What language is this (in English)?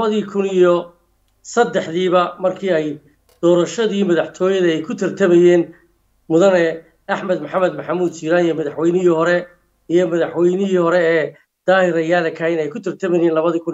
Arabic